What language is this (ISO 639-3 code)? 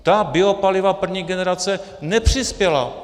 ces